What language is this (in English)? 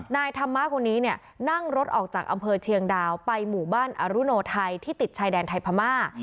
Thai